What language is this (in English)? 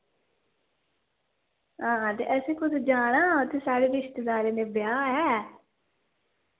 Dogri